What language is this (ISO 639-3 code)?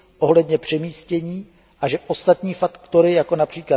ces